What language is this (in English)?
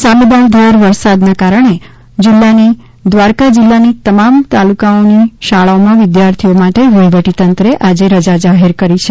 Gujarati